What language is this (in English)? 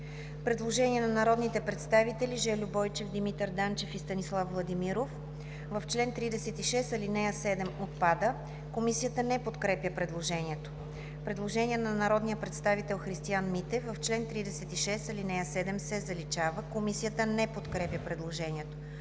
Bulgarian